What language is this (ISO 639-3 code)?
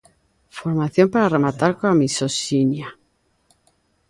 glg